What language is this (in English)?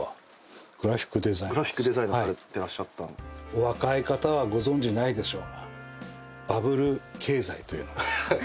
Japanese